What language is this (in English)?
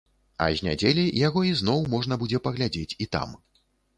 Belarusian